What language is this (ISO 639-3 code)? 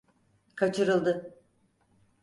tur